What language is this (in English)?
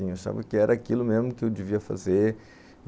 Portuguese